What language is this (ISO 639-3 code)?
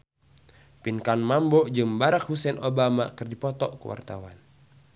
sun